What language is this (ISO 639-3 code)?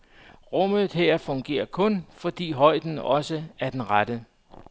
dan